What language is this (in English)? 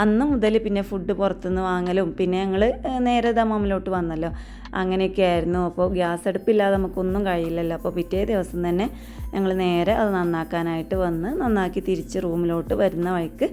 Malayalam